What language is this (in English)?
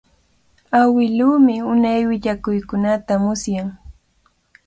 Cajatambo North Lima Quechua